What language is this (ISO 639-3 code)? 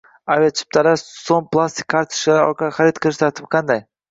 uzb